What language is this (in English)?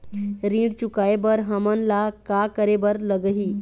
Chhattisgarhi